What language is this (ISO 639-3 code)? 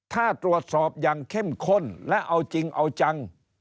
tha